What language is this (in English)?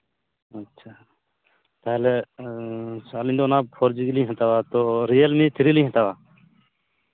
Santali